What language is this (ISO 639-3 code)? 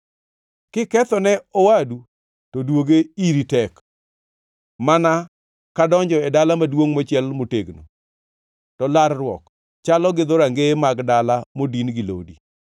luo